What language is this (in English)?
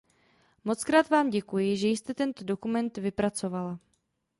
Czech